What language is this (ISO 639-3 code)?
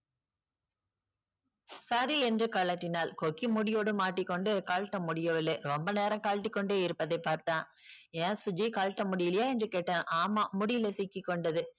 tam